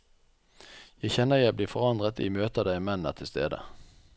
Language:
Norwegian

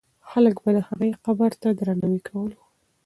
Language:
Pashto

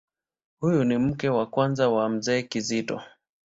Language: Swahili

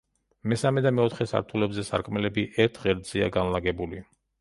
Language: Georgian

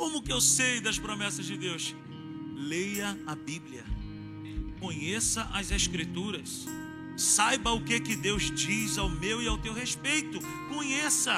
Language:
Portuguese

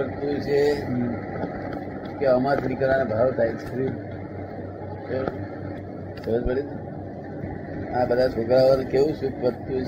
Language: Gujarati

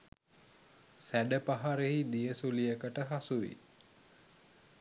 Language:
Sinhala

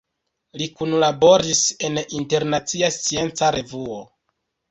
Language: Esperanto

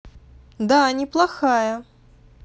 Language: Russian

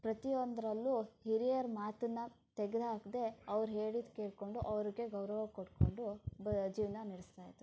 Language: Kannada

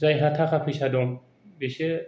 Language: Bodo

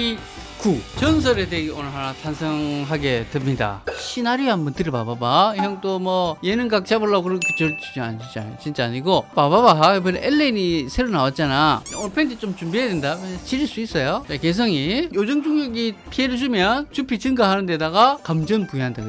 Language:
Korean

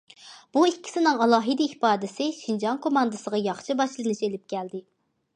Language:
Uyghur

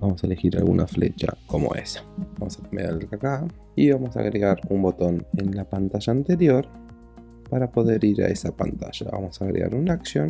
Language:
Spanish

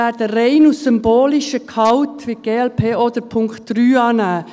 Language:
Swiss German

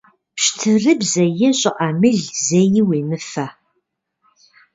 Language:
Kabardian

